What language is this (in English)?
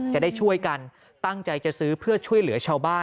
Thai